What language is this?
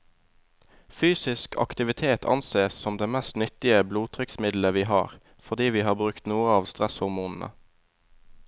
Norwegian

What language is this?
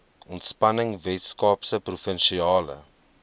Afrikaans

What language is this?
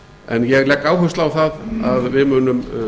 Icelandic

